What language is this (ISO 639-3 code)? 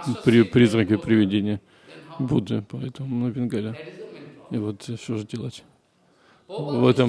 rus